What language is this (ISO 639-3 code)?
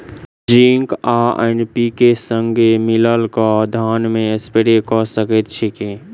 mai